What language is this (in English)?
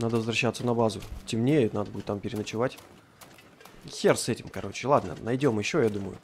Russian